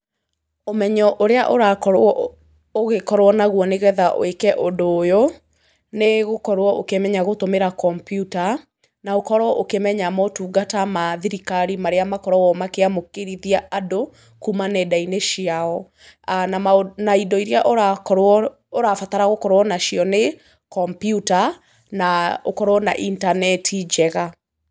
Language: Kikuyu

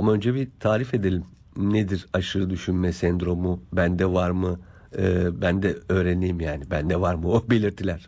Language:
Turkish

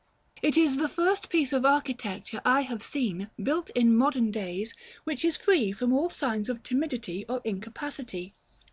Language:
English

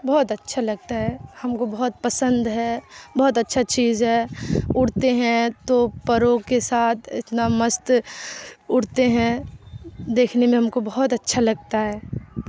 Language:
Urdu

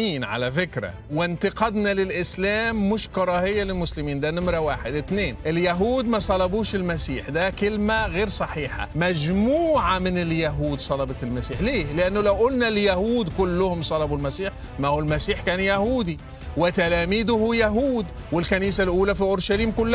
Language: Arabic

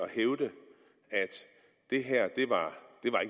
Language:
Danish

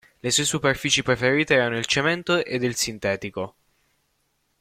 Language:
Italian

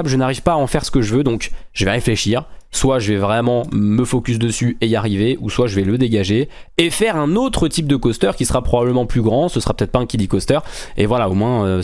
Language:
French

